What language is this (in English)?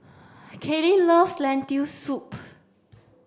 English